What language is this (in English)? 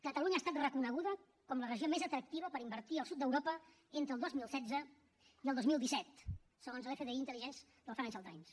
Catalan